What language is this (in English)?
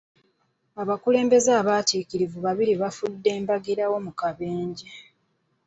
Ganda